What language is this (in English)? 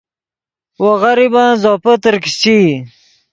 Yidgha